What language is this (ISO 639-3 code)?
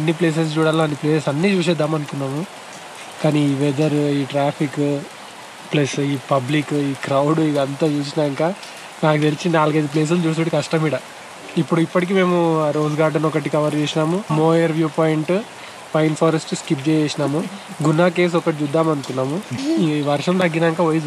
tel